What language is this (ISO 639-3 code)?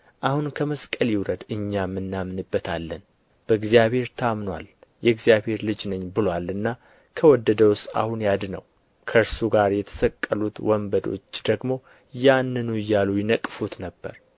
amh